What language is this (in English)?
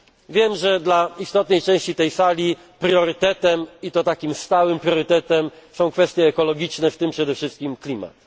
Polish